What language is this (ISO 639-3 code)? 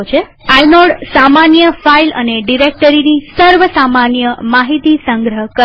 guj